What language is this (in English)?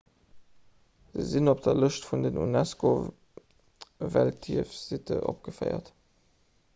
Luxembourgish